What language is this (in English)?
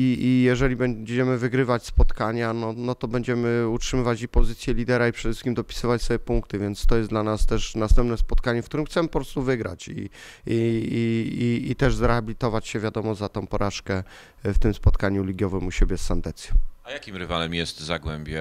Polish